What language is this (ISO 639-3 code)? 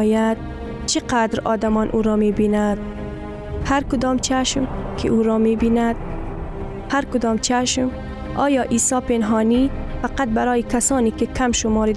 fas